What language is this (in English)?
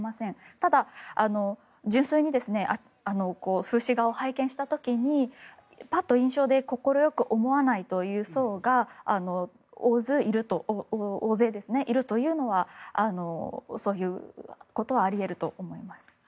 Japanese